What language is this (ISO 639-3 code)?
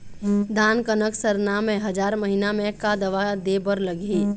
hne